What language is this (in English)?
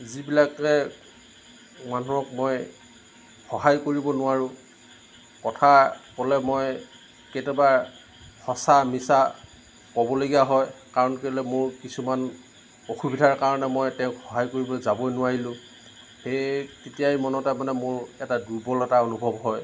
Assamese